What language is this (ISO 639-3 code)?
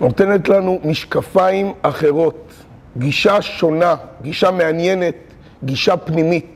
heb